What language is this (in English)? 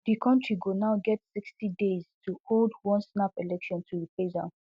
Nigerian Pidgin